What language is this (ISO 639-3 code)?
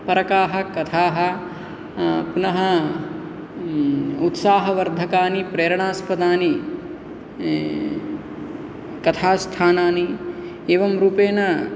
san